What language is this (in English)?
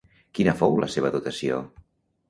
Catalan